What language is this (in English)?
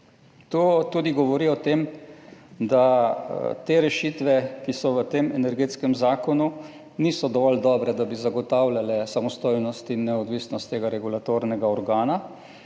Slovenian